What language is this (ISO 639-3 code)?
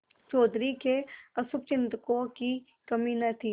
hin